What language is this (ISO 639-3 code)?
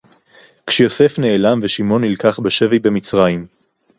heb